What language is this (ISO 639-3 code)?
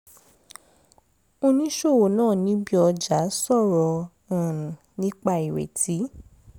yor